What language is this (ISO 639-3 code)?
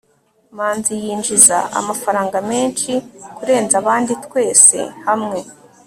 kin